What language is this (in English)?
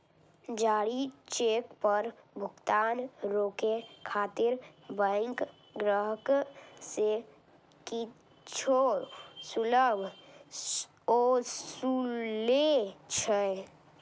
Maithili